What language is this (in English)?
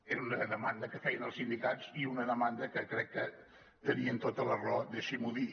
Catalan